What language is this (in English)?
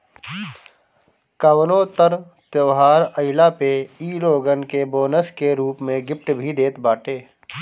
Bhojpuri